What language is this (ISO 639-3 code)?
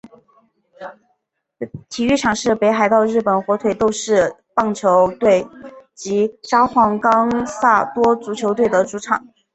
zho